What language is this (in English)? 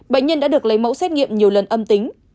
Vietnamese